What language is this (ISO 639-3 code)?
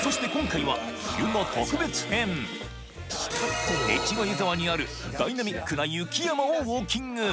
jpn